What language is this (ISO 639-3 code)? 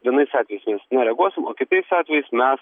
lit